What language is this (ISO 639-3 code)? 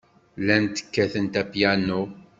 kab